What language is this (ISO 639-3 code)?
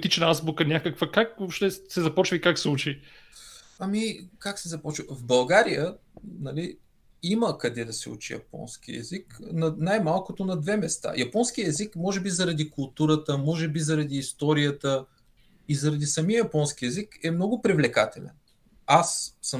bul